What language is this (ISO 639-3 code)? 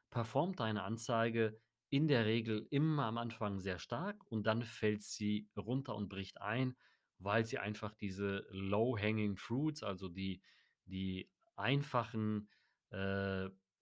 deu